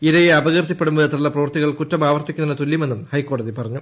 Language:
Malayalam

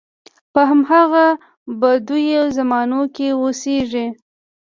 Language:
Pashto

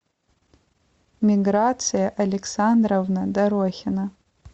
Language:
Russian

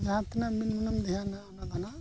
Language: Santali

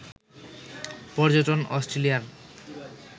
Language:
Bangla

